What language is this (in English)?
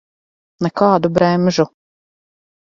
Latvian